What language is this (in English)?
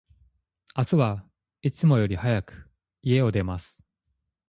Japanese